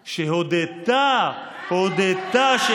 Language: Hebrew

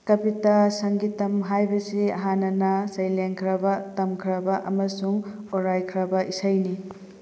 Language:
Manipuri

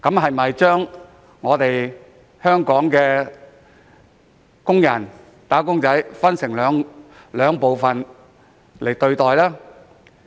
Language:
Cantonese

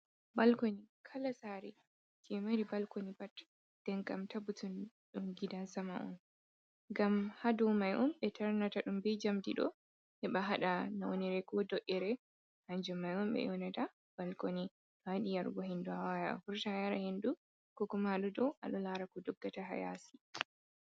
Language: Fula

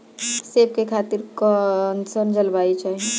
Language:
Bhojpuri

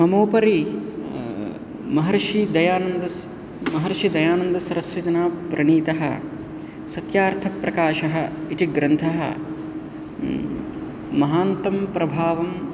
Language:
Sanskrit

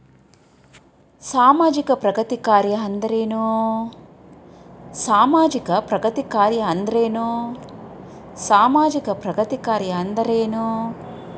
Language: Kannada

